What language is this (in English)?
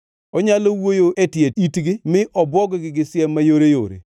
Luo (Kenya and Tanzania)